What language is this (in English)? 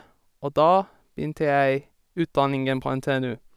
Norwegian